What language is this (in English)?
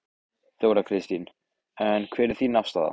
Icelandic